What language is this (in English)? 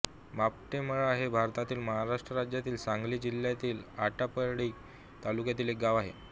Marathi